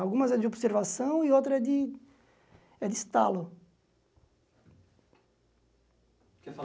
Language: Portuguese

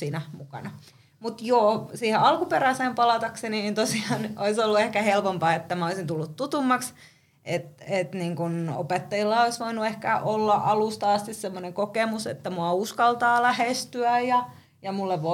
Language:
Finnish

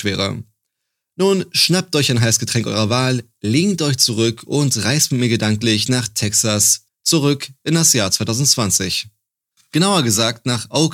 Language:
German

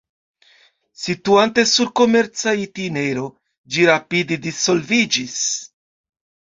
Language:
Esperanto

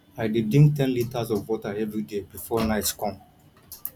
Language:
Nigerian Pidgin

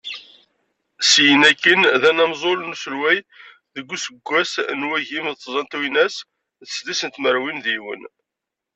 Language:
Kabyle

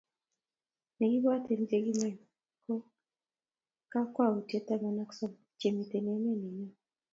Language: Kalenjin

